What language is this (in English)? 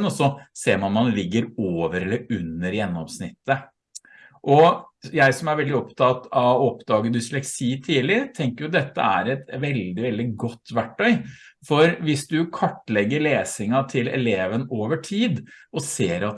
Norwegian